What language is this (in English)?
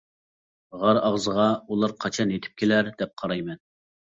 Uyghur